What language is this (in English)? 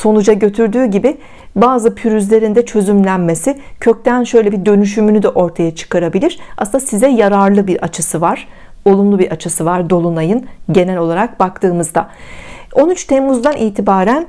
Turkish